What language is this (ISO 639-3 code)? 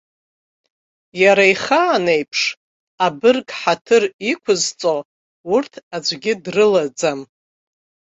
abk